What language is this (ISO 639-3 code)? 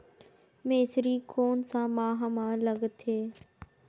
hne